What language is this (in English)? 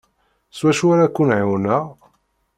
Kabyle